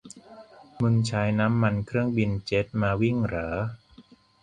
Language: Thai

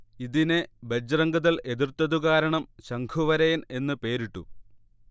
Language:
Malayalam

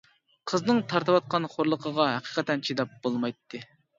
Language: Uyghur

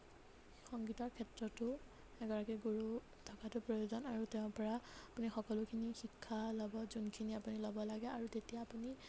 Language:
Assamese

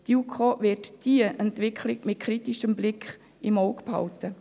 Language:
Swiss German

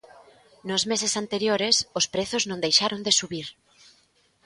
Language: Galician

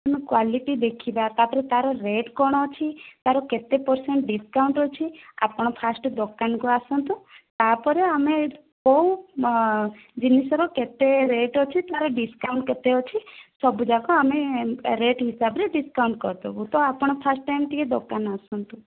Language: Odia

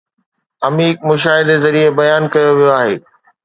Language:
Sindhi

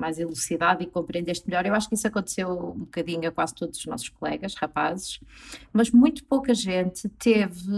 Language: Portuguese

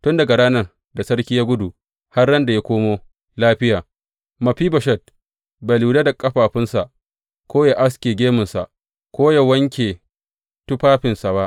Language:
Hausa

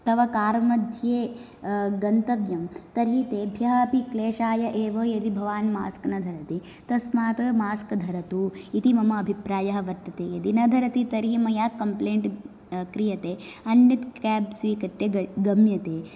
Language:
Sanskrit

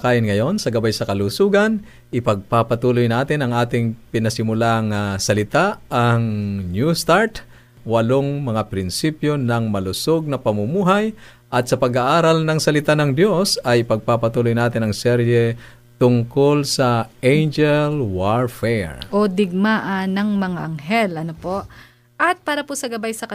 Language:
Filipino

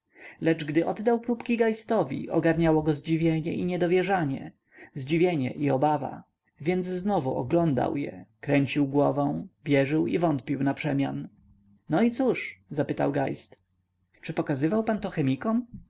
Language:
Polish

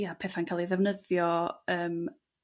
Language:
Welsh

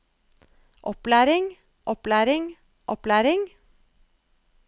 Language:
Norwegian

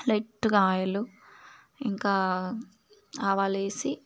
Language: Telugu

